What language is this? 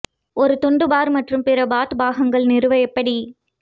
Tamil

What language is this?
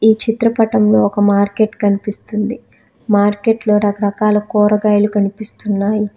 Telugu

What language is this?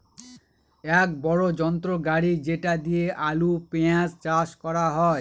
Bangla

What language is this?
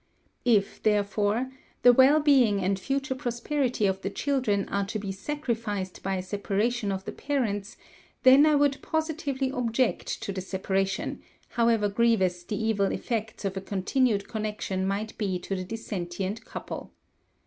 English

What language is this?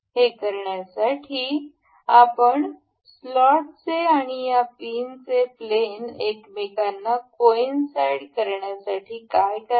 Marathi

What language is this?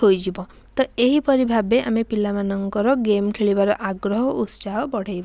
Odia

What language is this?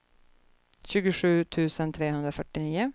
Swedish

